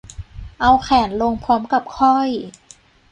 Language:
Thai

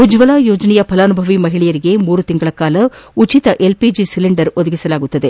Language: Kannada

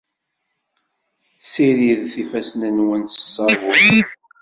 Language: Kabyle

